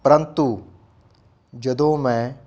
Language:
Punjabi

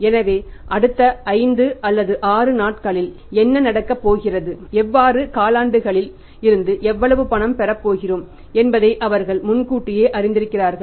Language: Tamil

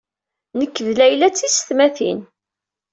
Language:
Kabyle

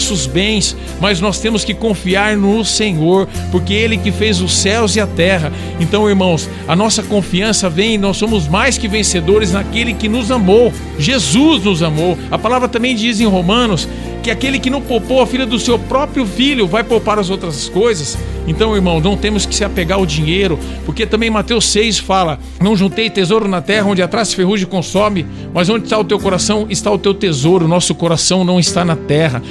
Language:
Portuguese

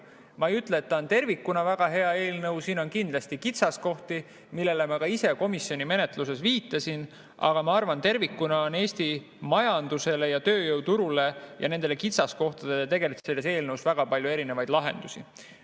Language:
Estonian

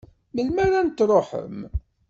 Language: Kabyle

